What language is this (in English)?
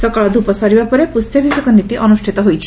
Odia